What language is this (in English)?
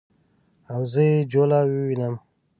Pashto